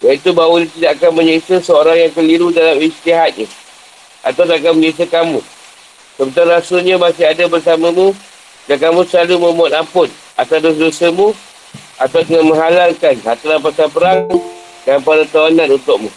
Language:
Malay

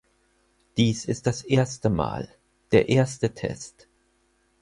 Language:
German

